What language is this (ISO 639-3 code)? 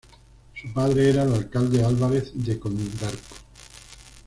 spa